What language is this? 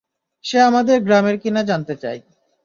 Bangla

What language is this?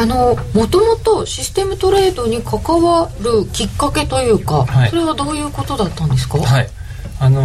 Japanese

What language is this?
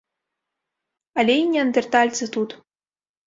Belarusian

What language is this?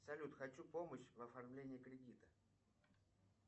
Russian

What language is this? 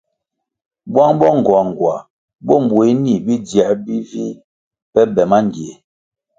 Kwasio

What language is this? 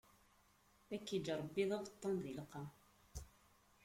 Kabyle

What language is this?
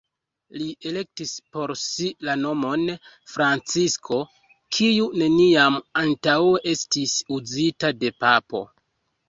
Esperanto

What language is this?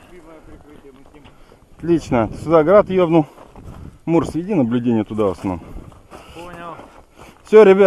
Russian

